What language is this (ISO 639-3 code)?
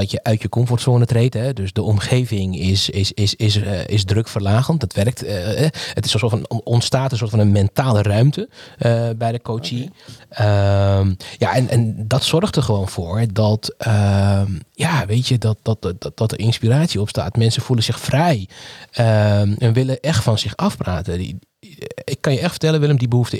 nld